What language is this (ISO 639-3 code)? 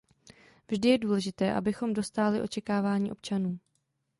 ces